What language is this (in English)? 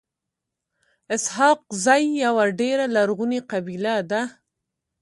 Pashto